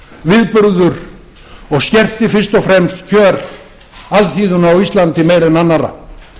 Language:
Icelandic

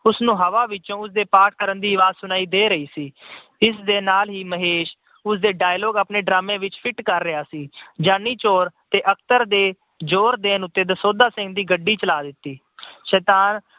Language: Punjabi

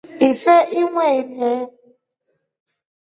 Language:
Rombo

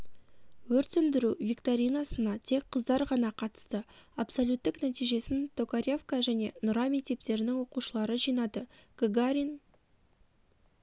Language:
Kazakh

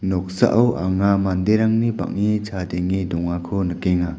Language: Garo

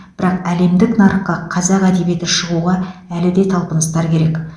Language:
Kazakh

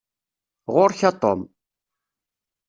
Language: Kabyle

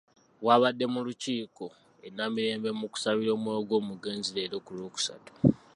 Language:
Ganda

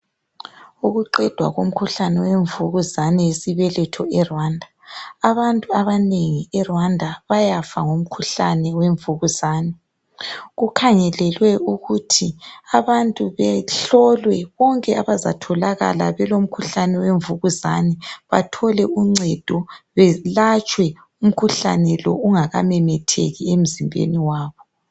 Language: North Ndebele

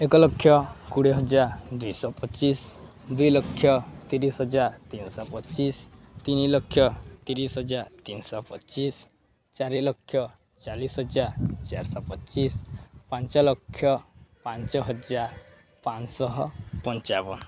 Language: Odia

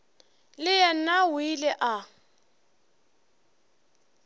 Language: Northern Sotho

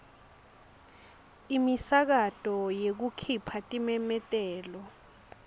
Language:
Swati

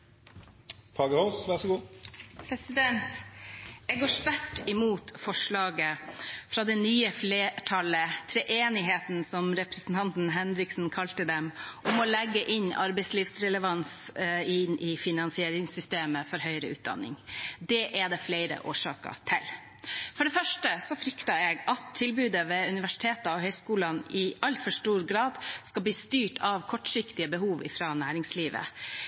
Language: Norwegian Bokmål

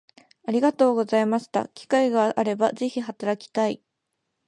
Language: Japanese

